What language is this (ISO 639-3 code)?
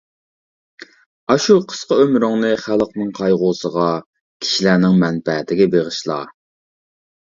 uig